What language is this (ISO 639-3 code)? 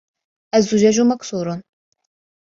ara